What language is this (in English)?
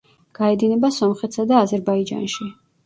Georgian